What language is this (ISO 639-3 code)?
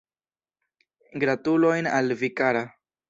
epo